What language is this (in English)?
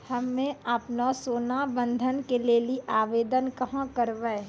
Maithili